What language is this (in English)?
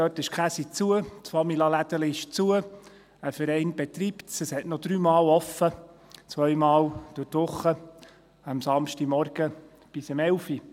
Swiss German